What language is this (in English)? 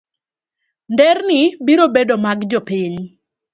Luo (Kenya and Tanzania)